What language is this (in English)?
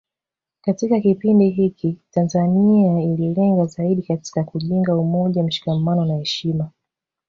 Swahili